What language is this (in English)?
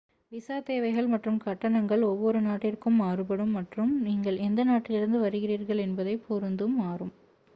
Tamil